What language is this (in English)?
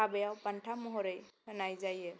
Bodo